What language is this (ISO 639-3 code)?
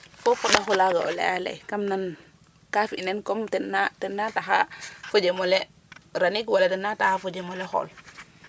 srr